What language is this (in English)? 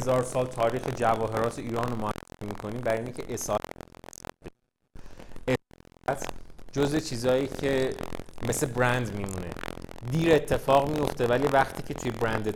Persian